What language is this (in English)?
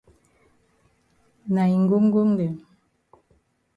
Cameroon Pidgin